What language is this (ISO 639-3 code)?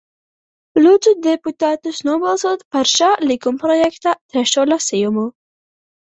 lav